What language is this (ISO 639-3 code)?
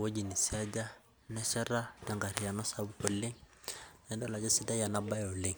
mas